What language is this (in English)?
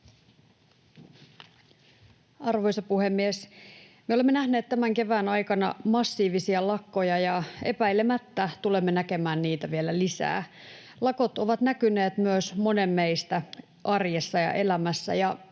Finnish